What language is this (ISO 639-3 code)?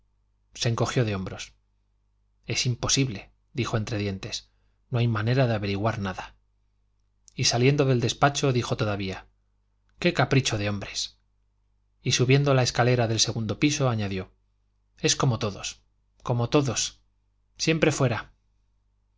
spa